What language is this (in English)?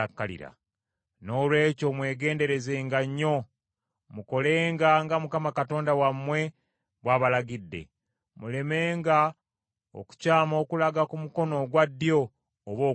Ganda